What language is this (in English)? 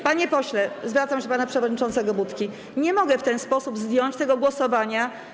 Polish